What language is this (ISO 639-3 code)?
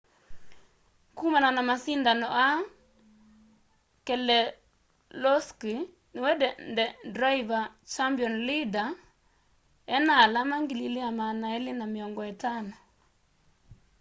kam